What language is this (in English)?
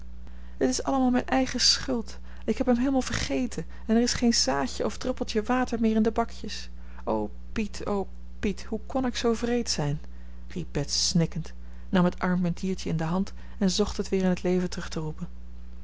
Dutch